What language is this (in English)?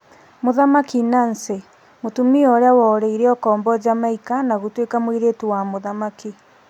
Kikuyu